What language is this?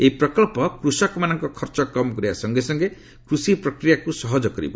Odia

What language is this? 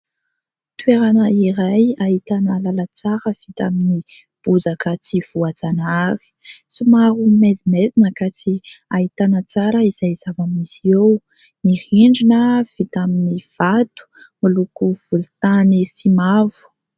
Malagasy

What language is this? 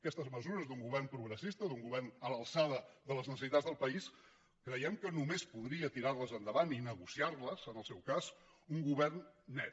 Catalan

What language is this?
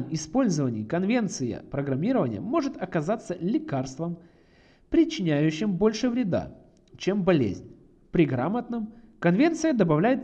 Russian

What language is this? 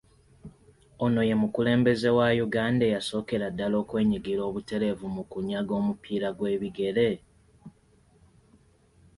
Ganda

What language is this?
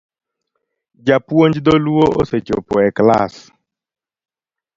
Luo (Kenya and Tanzania)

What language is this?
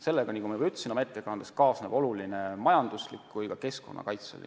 Estonian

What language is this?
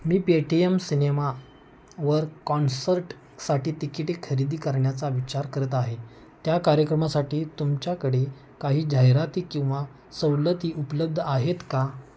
Marathi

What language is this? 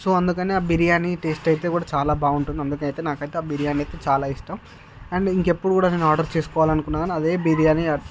Telugu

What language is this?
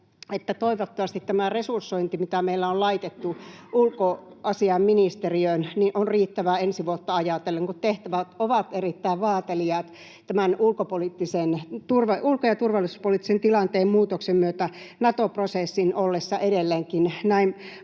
Finnish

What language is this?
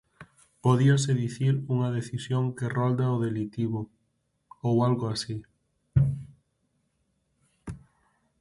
Galician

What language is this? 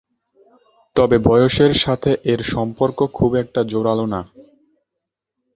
Bangla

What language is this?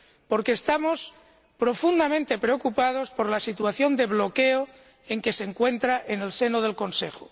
Spanish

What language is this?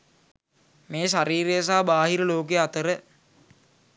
Sinhala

